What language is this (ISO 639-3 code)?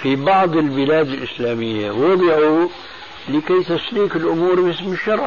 ara